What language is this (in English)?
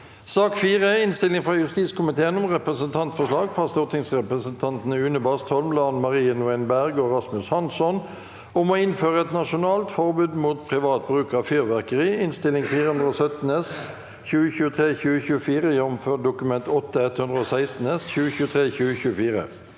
Norwegian